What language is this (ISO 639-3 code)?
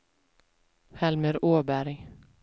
swe